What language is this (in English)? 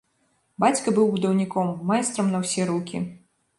Belarusian